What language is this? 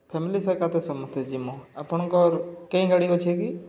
Odia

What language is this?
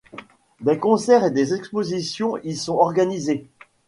French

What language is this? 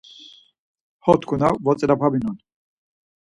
Laz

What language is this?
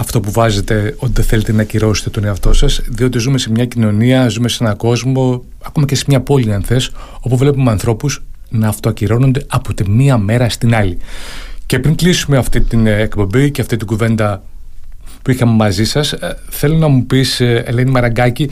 Greek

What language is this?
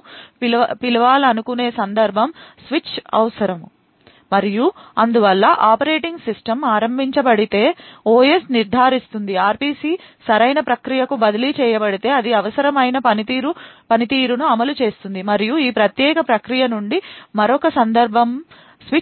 Telugu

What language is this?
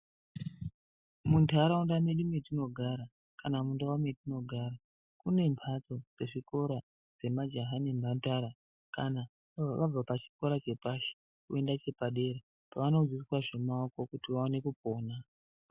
Ndau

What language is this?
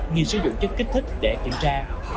Vietnamese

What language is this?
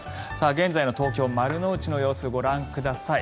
Japanese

